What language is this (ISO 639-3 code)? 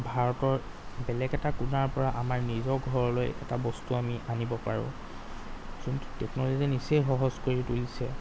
asm